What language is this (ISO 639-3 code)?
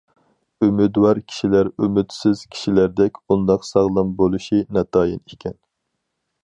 uig